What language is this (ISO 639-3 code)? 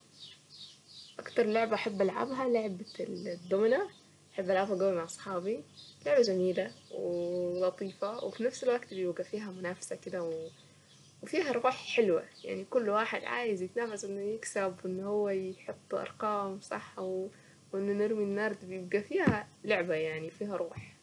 aec